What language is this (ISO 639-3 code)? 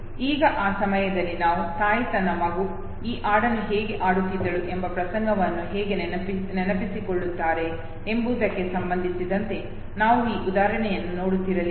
kan